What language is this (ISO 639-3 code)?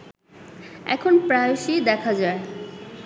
ben